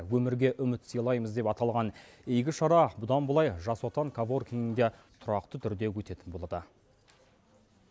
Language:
Kazakh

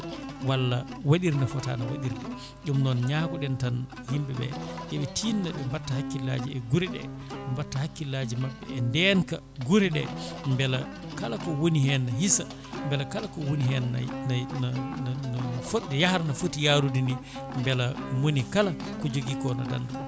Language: Fula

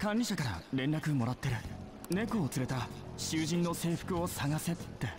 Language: Japanese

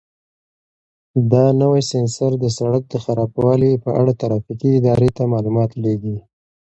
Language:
Pashto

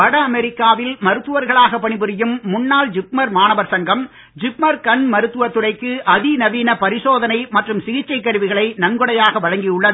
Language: Tamil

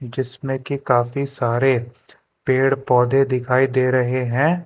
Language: Hindi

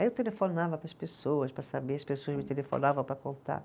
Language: Portuguese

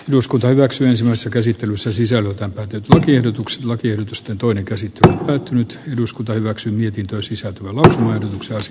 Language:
Finnish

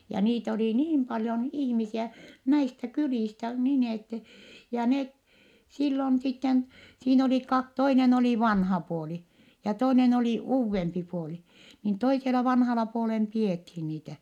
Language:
Finnish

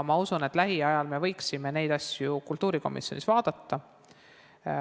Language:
Estonian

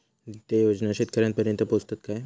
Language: Marathi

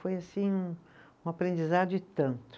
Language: Portuguese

